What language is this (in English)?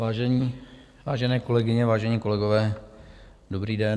Czech